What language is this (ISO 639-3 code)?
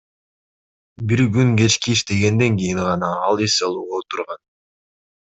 kir